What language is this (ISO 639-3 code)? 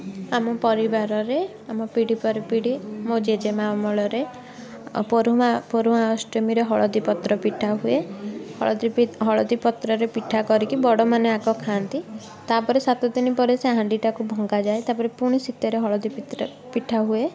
ori